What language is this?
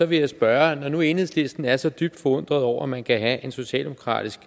Danish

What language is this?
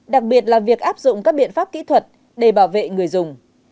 Vietnamese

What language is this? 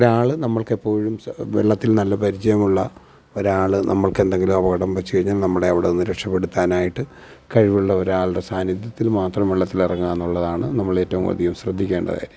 Malayalam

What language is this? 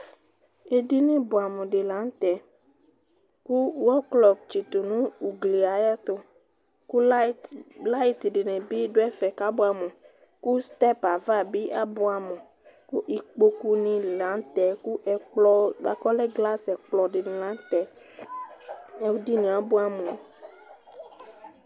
Ikposo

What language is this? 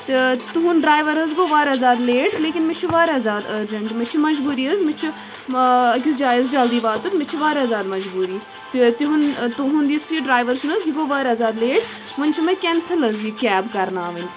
Kashmiri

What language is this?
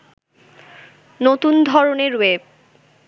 Bangla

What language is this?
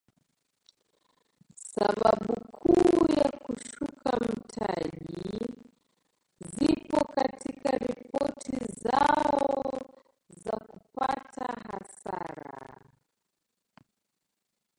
Swahili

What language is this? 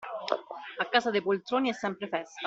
Italian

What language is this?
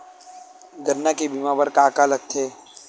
Chhattisgarhi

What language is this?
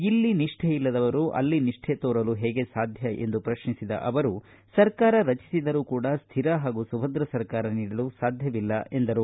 Kannada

